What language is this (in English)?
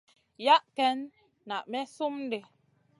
Masana